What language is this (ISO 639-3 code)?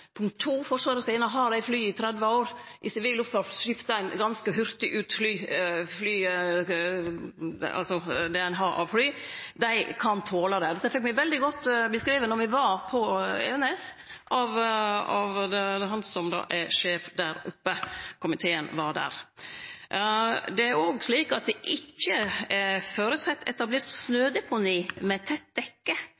nno